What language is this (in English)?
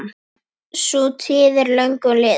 Icelandic